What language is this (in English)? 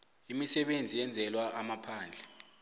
South Ndebele